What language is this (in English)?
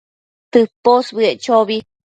Matsés